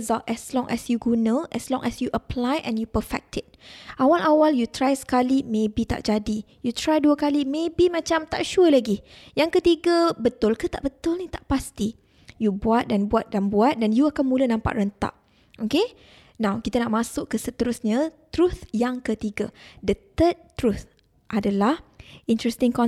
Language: Malay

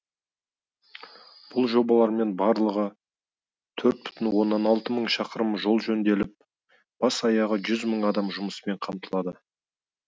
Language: Kazakh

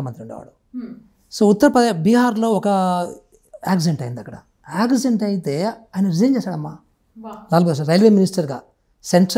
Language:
Hindi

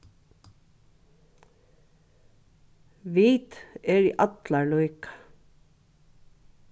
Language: Faroese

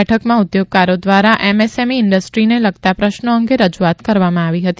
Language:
Gujarati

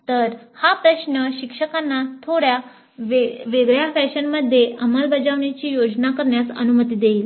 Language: Marathi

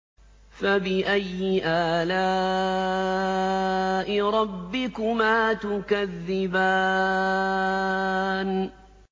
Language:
Arabic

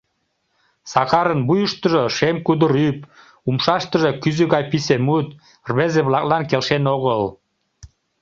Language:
Mari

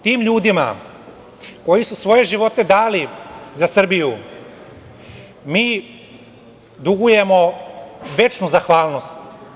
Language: Serbian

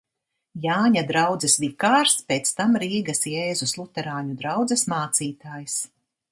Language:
Latvian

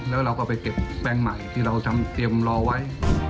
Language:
Thai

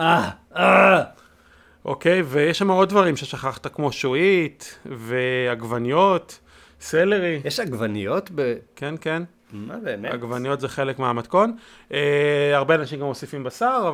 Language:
Hebrew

